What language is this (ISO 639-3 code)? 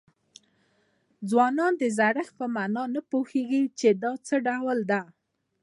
pus